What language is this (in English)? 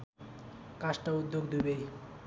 Nepali